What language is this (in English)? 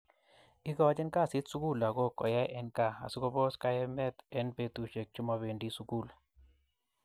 Kalenjin